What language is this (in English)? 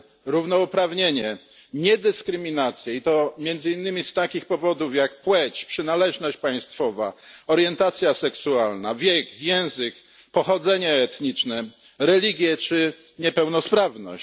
Polish